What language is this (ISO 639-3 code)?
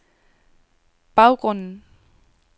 dan